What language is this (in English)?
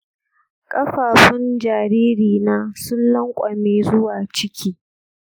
Hausa